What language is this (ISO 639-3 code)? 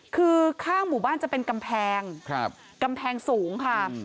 tha